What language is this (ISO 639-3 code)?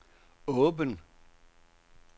dan